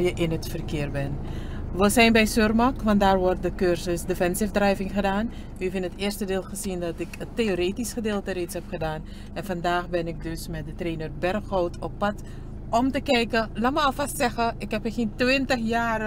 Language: Dutch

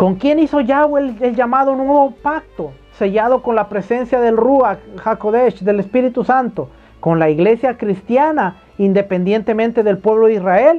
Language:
Spanish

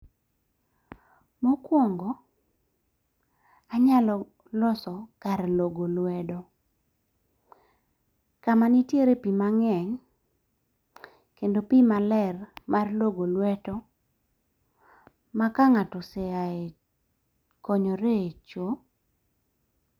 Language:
Luo (Kenya and Tanzania)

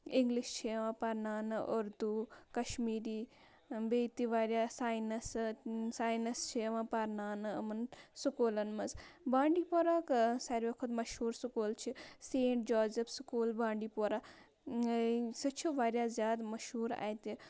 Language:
Kashmiri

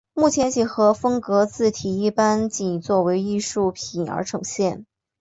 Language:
Chinese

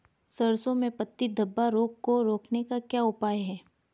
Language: Hindi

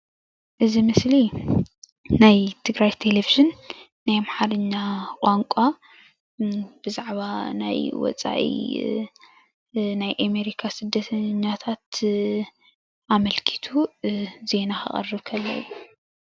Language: Tigrinya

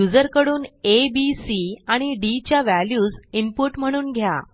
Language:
Marathi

